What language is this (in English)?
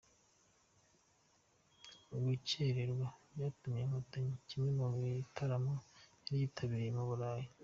Kinyarwanda